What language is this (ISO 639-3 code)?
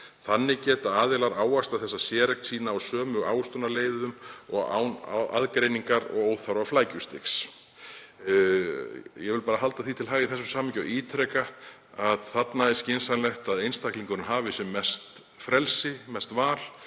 isl